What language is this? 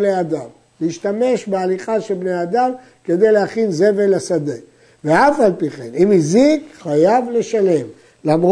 Hebrew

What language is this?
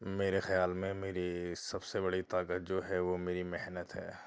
Urdu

